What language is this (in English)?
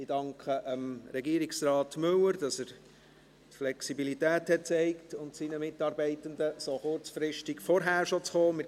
Swiss German